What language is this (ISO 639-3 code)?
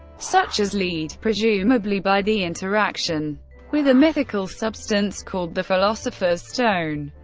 eng